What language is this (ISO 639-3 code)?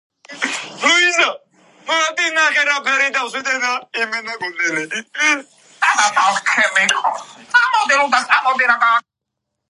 kat